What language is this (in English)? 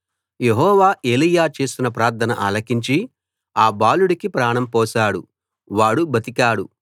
Telugu